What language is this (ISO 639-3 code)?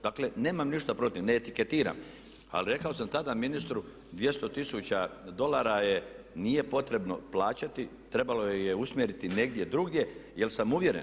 hrv